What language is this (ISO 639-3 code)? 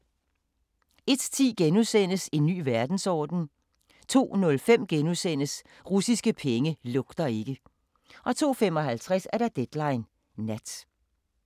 dan